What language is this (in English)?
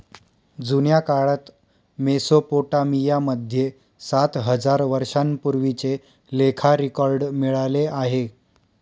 Marathi